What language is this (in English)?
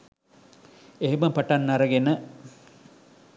Sinhala